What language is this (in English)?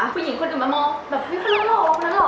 Thai